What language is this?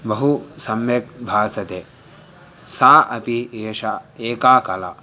Sanskrit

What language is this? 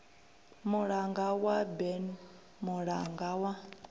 Venda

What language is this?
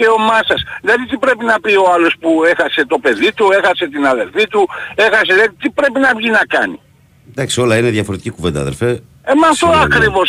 Greek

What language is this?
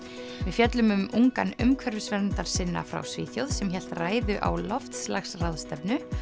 Icelandic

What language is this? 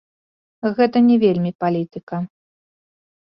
Belarusian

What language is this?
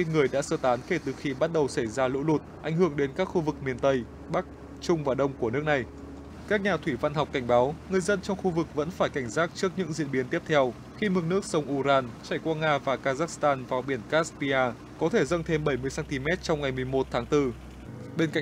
Vietnamese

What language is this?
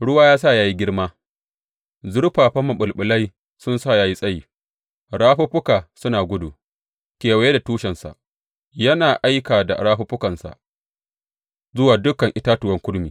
Hausa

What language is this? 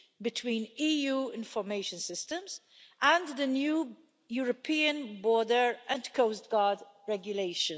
English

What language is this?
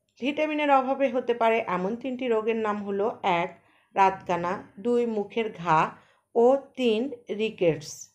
Bangla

